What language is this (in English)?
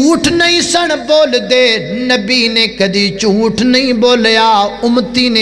Hindi